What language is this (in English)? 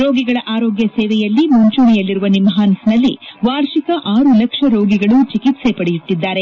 Kannada